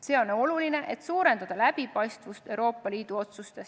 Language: Estonian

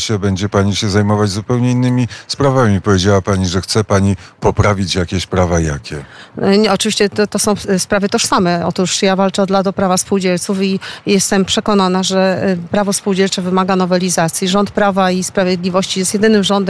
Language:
Polish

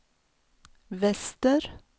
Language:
Swedish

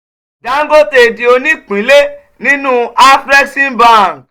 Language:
Yoruba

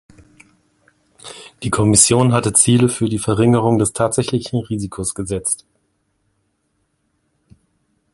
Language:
German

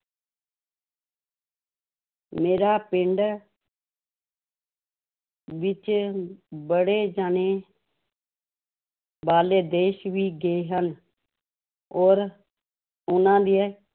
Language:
Punjabi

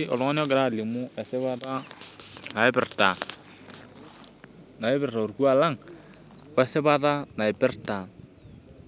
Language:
Masai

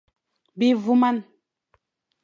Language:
Fang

